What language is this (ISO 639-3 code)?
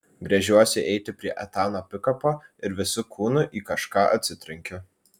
lit